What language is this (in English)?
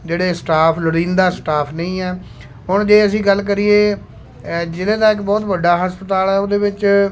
Punjabi